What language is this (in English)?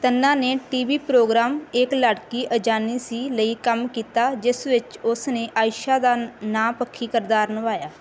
Punjabi